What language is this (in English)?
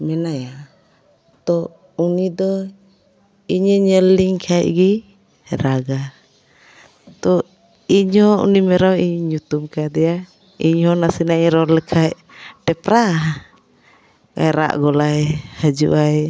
Santali